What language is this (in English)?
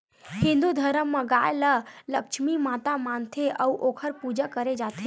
Chhattisgarhi